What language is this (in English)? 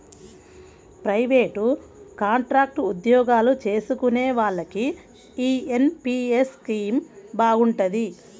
Telugu